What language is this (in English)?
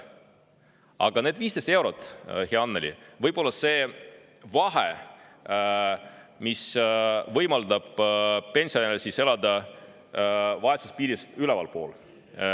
Estonian